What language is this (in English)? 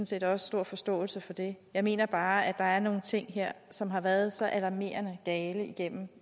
Danish